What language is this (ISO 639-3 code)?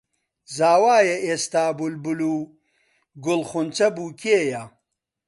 ckb